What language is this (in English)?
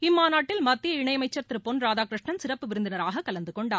Tamil